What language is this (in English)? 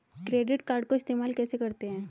Hindi